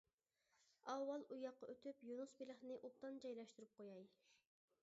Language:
Uyghur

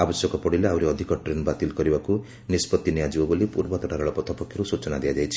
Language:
Odia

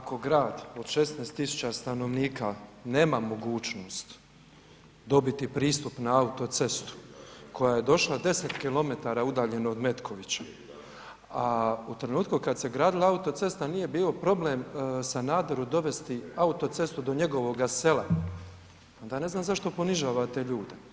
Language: Croatian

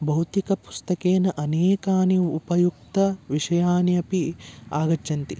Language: Sanskrit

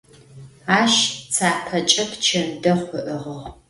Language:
Adyghe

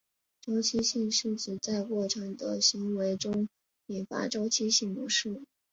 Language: Chinese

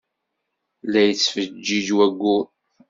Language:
Kabyle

